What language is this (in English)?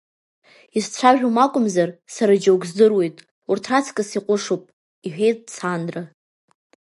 Abkhazian